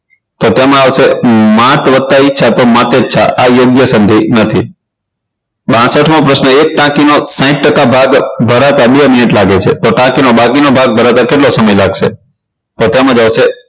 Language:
Gujarati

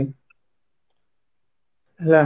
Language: Odia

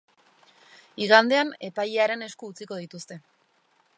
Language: Basque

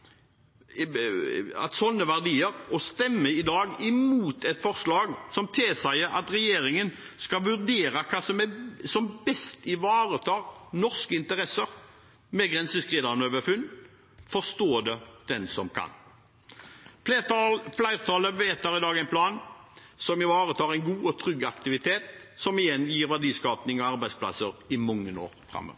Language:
Norwegian Bokmål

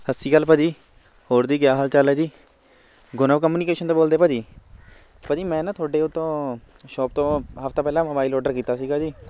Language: Punjabi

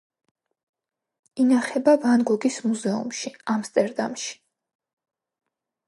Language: Georgian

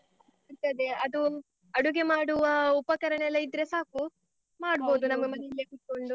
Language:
Kannada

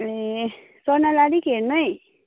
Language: Nepali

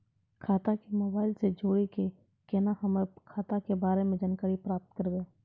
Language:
Maithili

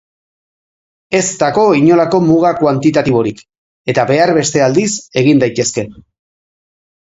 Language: Basque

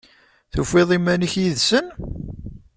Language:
Kabyle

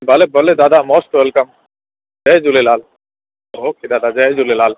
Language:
Sindhi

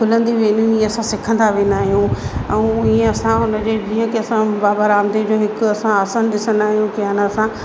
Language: Sindhi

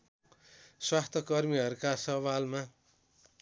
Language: Nepali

